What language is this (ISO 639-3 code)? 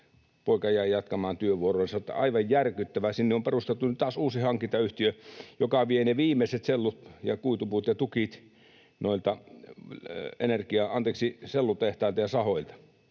fin